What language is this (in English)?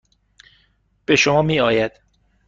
Persian